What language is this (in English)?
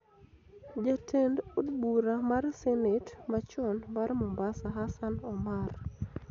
Luo (Kenya and Tanzania)